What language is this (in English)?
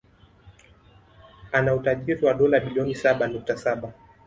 Swahili